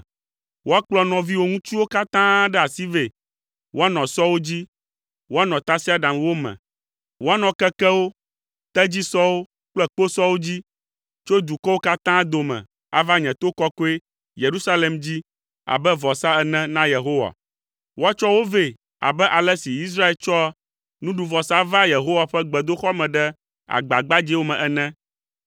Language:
Ewe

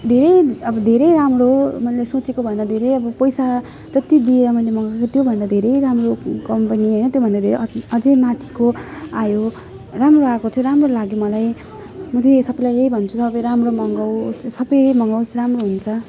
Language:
Nepali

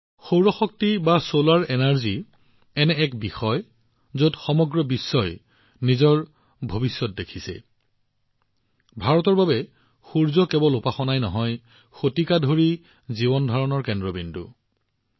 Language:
Assamese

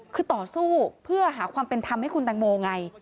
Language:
Thai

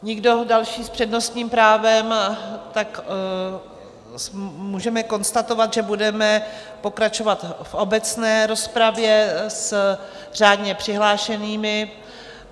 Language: Czech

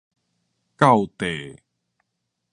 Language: Min Nan Chinese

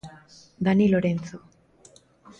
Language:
Galician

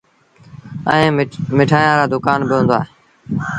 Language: Sindhi Bhil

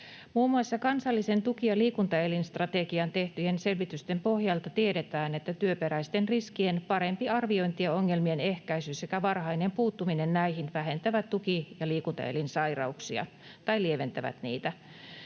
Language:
Finnish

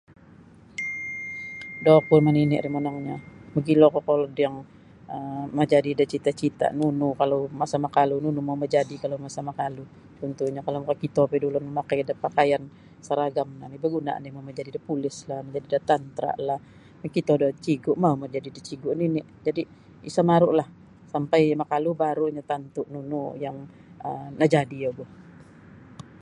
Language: Sabah Bisaya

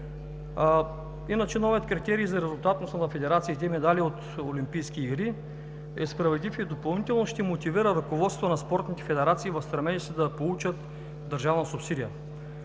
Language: Bulgarian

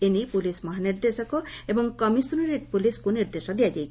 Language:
Odia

